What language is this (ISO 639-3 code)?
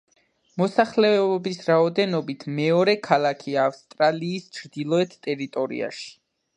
kat